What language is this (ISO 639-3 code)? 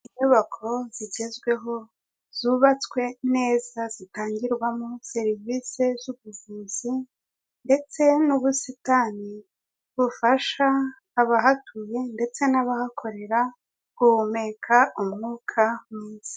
kin